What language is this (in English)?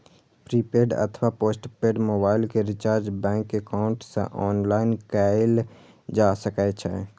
Maithili